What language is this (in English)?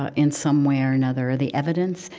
English